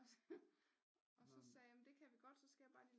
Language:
Danish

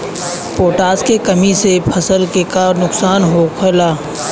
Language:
Bhojpuri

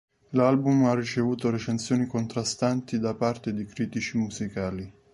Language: Italian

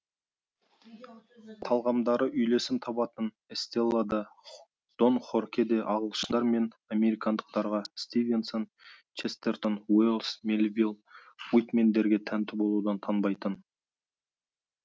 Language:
Kazakh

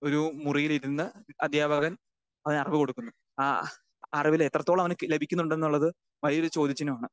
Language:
Malayalam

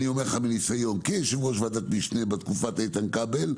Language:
Hebrew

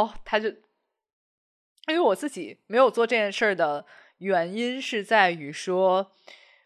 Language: Chinese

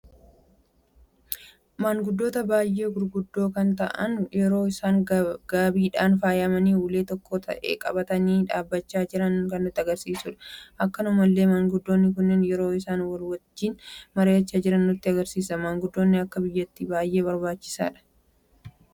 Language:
Oromo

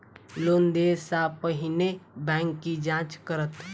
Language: Maithili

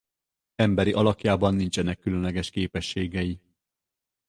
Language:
Hungarian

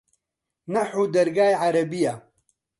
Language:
Central Kurdish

